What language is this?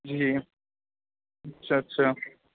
Urdu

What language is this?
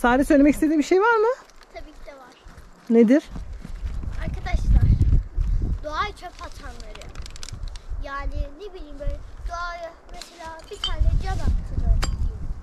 Turkish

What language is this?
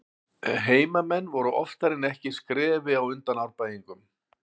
Icelandic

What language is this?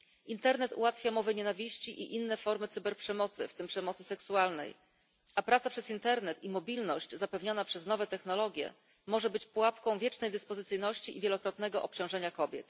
Polish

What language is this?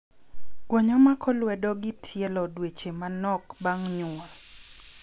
Luo (Kenya and Tanzania)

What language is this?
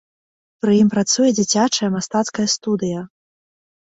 Belarusian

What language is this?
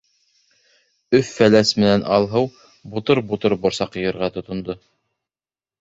Bashkir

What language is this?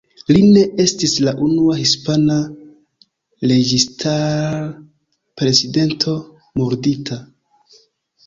Esperanto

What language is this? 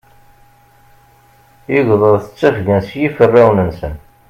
Kabyle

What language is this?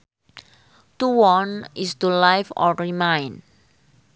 Sundanese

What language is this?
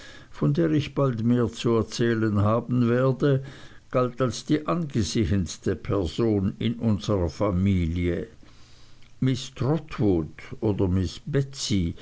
German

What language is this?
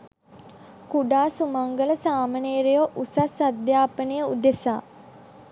Sinhala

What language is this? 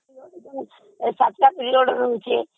Odia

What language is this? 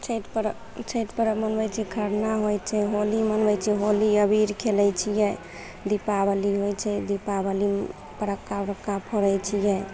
Maithili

